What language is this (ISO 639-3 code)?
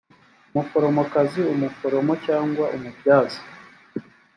kin